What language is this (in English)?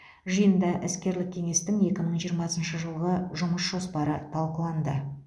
Kazakh